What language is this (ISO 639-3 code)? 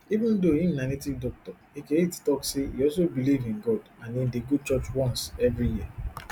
pcm